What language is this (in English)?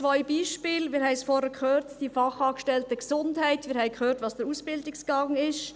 Swiss German